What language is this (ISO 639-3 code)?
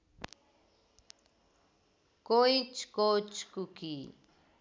nep